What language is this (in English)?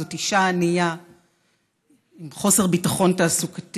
Hebrew